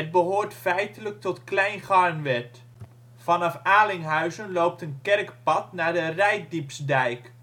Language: Dutch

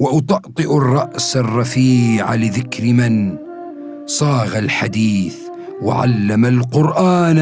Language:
Arabic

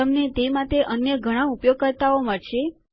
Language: Gujarati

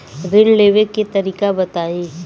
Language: Bhojpuri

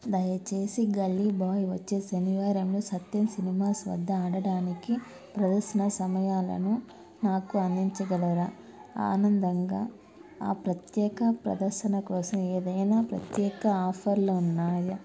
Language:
Telugu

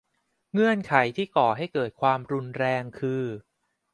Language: Thai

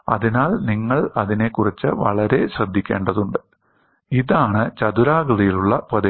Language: Malayalam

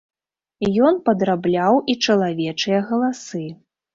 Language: Belarusian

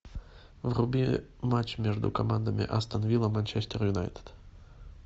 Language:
Russian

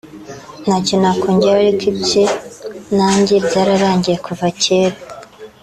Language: Kinyarwanda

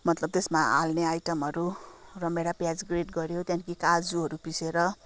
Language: Nepali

